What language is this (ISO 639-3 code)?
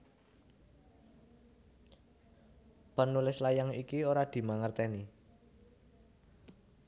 jav